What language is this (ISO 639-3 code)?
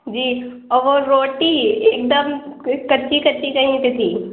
urd